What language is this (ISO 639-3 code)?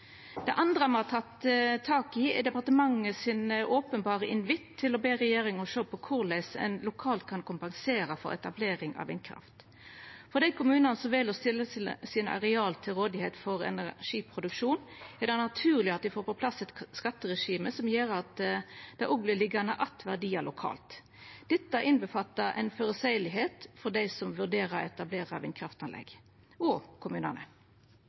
nno